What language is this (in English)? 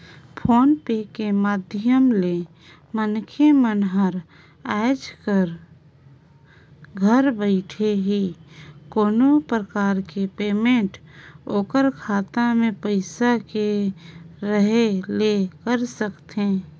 Chhattisgarhi